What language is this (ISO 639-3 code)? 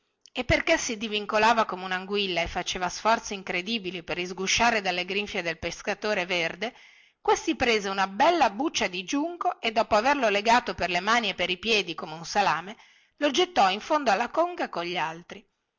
ita